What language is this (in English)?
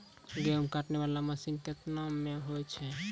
Maithili